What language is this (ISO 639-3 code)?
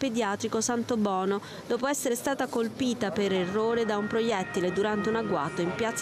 ita